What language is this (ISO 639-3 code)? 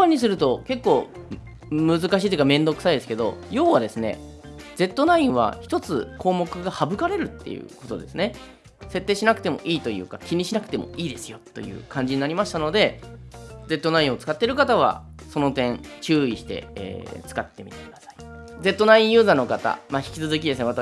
jpn